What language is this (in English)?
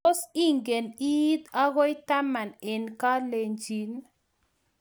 Kalenjin